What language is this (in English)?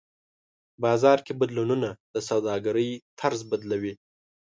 Pashto